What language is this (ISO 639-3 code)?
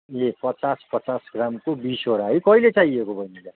nep